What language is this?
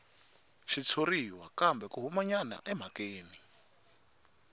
Tsonga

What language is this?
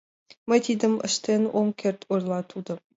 Mari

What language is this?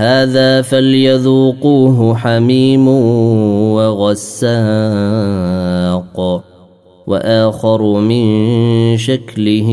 Arabic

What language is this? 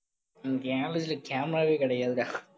Tamil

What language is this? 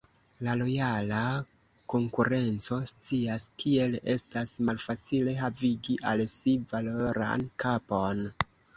Esperanto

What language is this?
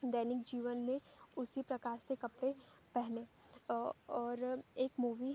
Hindi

